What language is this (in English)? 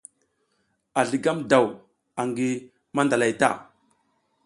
South Giziga